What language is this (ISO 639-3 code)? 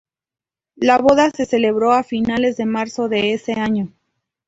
spa